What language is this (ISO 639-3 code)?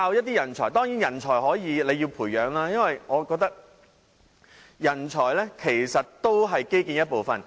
yue